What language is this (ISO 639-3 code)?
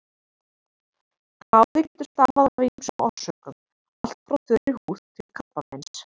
isl